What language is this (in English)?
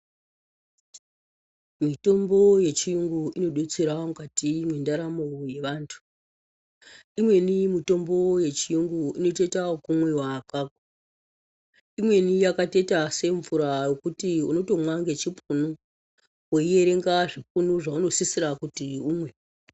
Ndau